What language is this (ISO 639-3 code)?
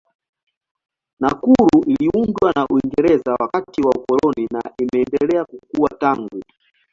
swa